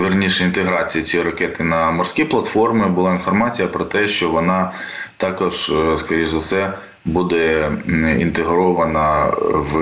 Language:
Ukrainian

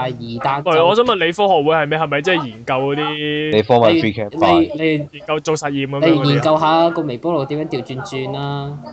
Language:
Chinese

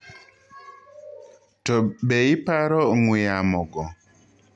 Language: Luo (Kenya and Tanzania)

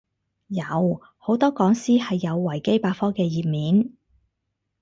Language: Cantonese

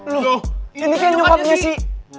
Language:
Indonesian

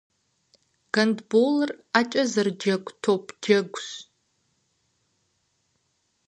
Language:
Kabardian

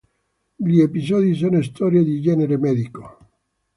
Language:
Italian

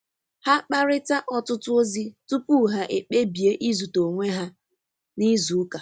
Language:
Igbo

